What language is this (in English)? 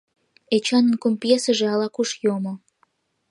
Mari